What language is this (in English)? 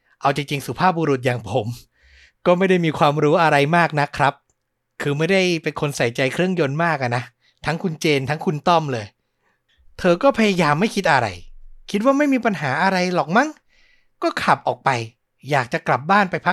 Thai